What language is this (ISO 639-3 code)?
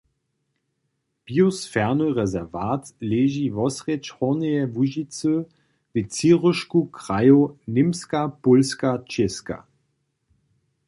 hsb